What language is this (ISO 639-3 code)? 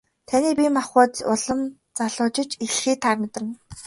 mon